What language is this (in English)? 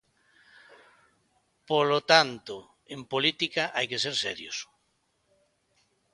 Galician